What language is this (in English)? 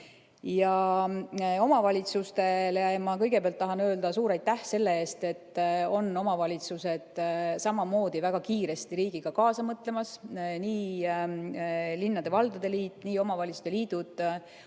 Estonian